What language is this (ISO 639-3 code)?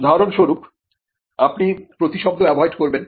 ben